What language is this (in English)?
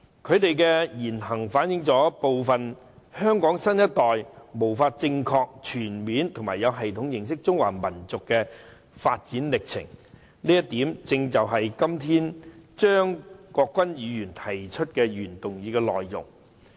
Cantonese